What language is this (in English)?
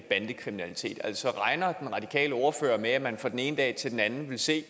Danish